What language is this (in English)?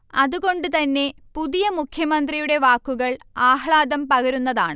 Malayalam